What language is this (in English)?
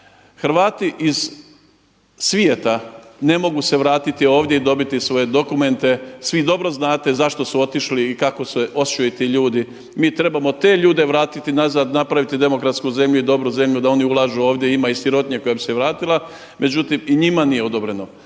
Croatian